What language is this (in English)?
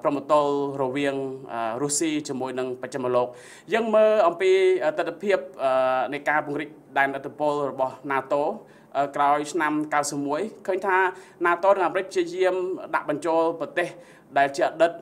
Vietnamese